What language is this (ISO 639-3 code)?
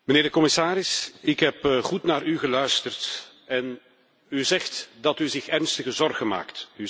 nld